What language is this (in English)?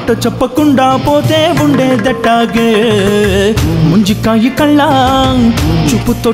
Romanian